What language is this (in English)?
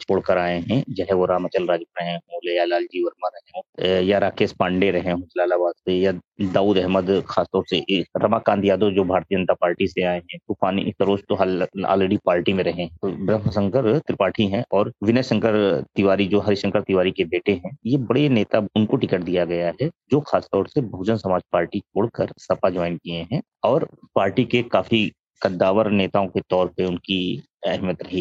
Hindi